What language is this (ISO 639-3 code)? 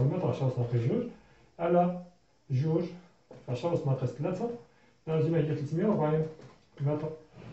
ara